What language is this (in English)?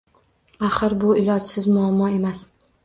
Uzbek